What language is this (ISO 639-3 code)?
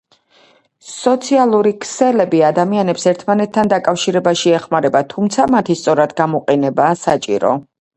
kat